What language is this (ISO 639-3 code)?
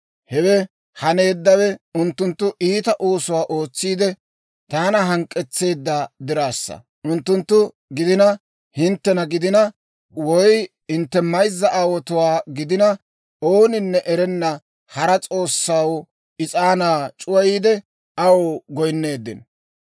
dwr